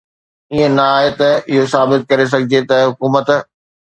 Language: Sindhi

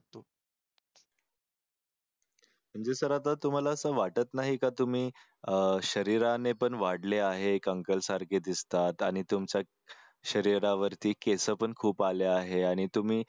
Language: Marathi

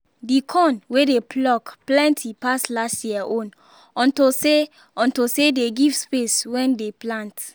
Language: Nigerian Pidgin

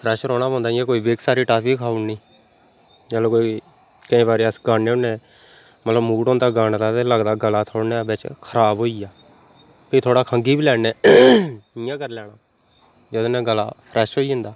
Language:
Dogri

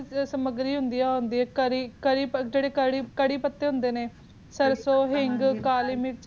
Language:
Punjabi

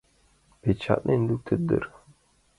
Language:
Mari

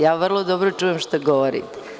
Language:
Serbian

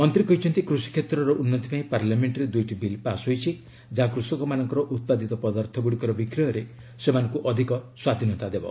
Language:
Odia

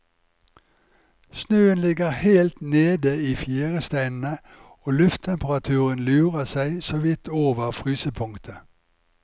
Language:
Norwegian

